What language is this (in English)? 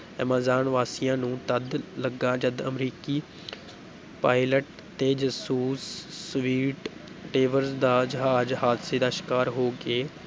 Punjabi